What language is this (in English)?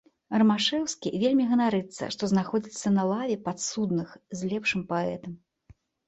Belarusian